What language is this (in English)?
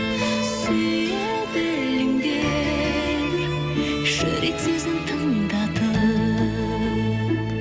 Kazakh